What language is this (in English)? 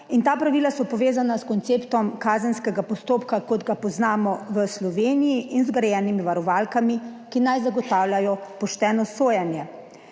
Slovenian